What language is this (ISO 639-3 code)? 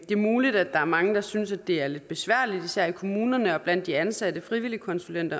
dan